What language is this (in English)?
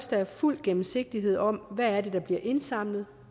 Danish